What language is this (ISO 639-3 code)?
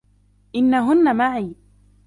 ara